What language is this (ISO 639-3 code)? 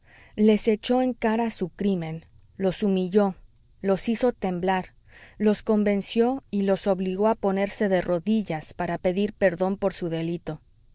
spa